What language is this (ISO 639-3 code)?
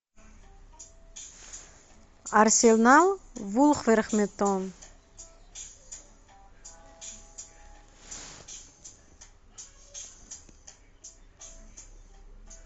rus